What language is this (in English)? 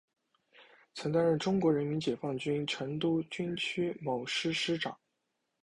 Chinese